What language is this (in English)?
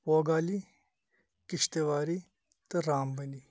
Kashmiri